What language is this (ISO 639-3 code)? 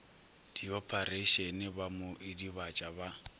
nso